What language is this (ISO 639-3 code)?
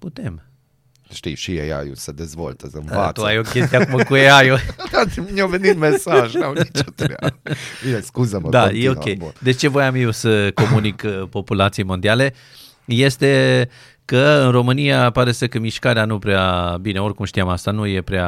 ron